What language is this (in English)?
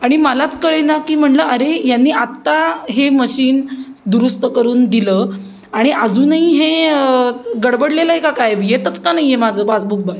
Marathi